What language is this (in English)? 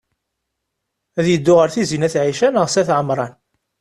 Kabyle